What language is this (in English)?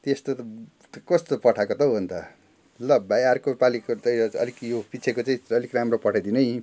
Nepali